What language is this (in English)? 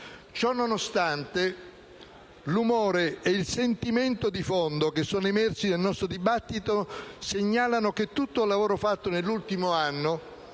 Italian